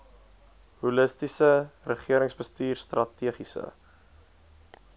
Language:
Afrikaans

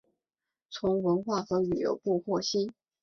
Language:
Chinese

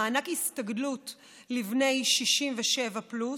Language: Hebrew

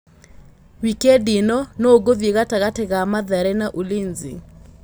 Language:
Kikuyu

